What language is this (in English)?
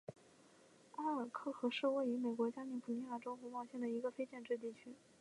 Chinese